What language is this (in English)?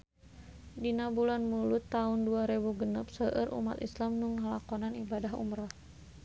Sundanese